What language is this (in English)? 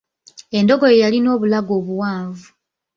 Ganda